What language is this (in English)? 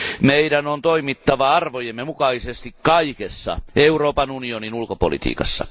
Finnish